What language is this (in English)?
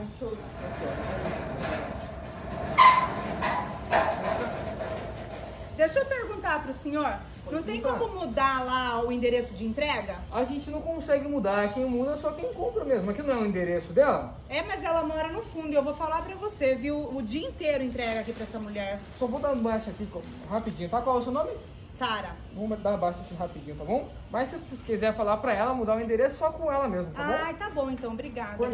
Portuguese